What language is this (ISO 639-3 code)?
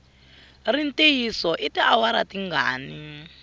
tso